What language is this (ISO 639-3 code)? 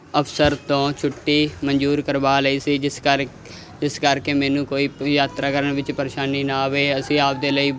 pan